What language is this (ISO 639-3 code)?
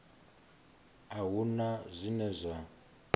ven